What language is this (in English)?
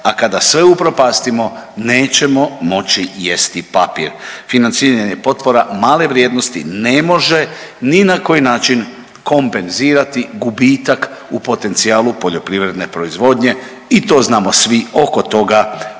Croatian